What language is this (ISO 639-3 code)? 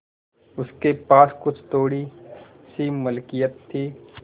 hin